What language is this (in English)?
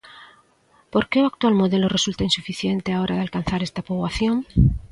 Galician